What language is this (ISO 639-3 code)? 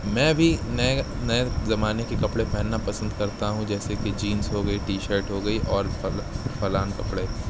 urd